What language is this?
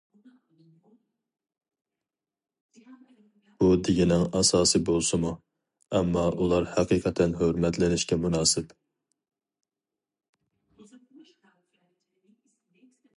Uyghur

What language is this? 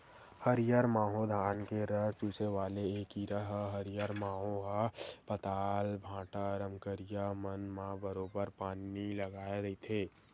Chhattisgarhi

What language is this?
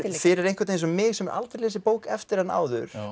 Icelandic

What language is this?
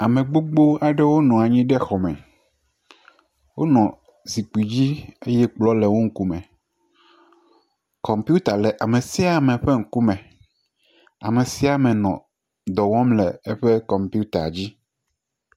Ewe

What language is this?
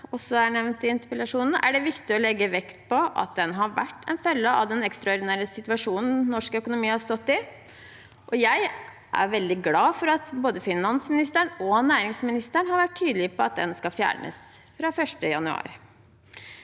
Norwegian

